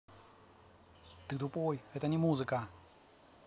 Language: Russian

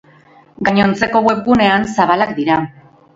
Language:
Basque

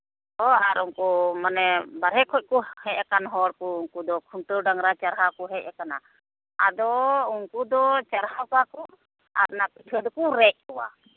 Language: Santali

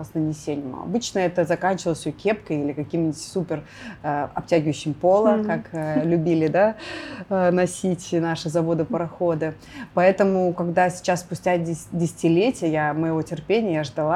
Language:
Russian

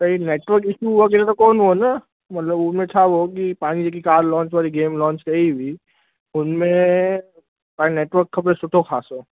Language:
Sindhi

